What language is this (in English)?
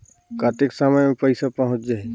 Chhattisgarhi